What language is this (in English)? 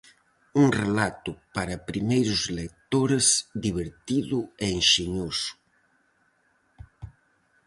Galician